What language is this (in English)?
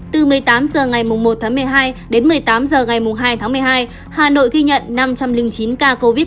Vietnamese